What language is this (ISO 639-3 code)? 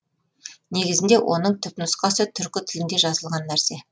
kaz